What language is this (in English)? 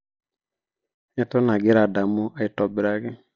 Masai